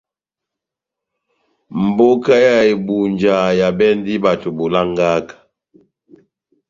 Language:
Batanga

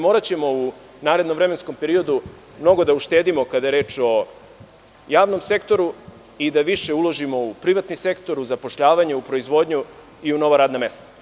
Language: Serbian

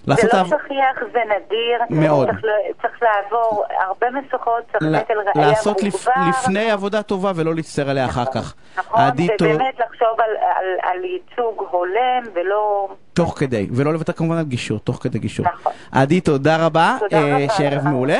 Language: Hebrew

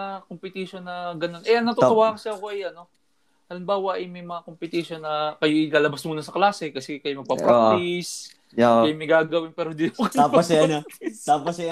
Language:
Filipino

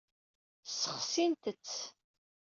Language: Kabyle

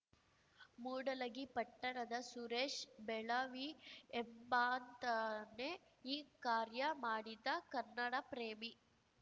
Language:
Kannada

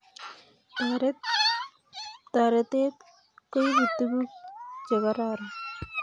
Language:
Kalenjin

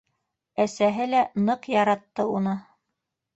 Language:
Bashkir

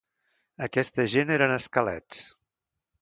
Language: Catalan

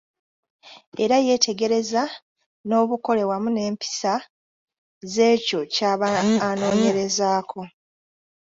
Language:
Ganda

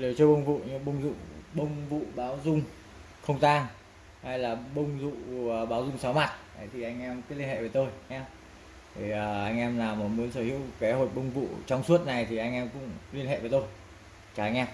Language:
Vietnamese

